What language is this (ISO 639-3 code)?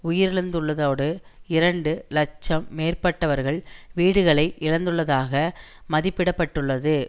tam